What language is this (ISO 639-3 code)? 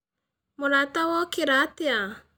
kik